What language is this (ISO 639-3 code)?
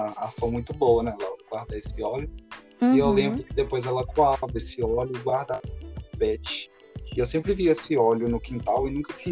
por